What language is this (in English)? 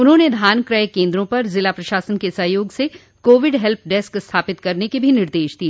Hindi